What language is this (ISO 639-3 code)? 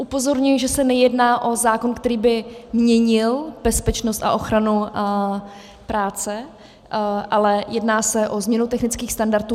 ces